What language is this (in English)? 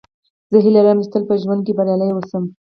Pashto